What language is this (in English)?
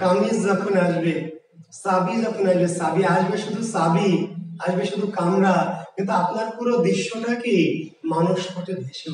Hindi